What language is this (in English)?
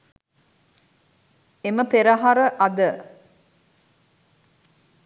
Sinhala